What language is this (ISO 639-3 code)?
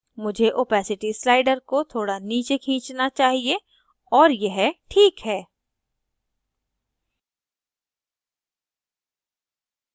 hin